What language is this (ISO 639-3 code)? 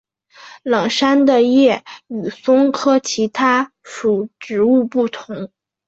zho